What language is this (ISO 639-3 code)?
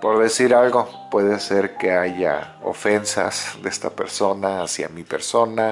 spa